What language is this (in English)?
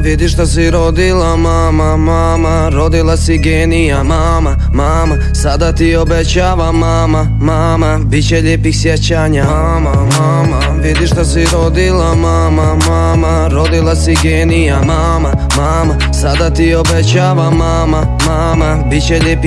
Bosnian